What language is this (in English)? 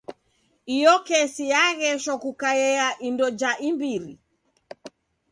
Taita